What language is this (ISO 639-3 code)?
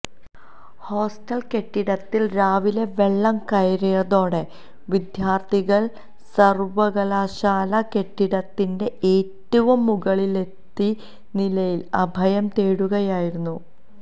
mal